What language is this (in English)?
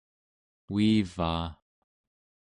Central Yupik